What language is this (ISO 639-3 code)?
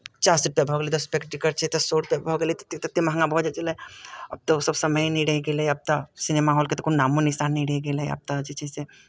mai